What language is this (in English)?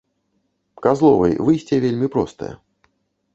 Belarusian